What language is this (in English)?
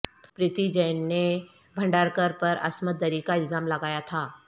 Urdu